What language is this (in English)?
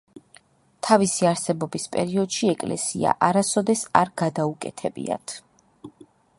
Georgian